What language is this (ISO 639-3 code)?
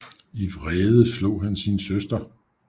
dan